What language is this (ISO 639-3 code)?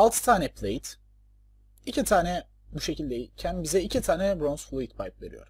tur